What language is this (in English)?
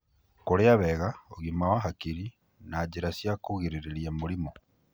Kikuyu